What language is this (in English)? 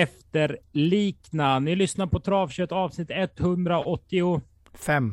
Swedish